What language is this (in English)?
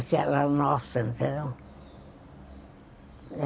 Portuguese